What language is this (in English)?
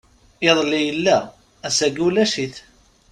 Kabyle